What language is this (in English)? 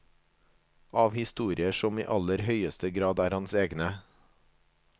Norwegian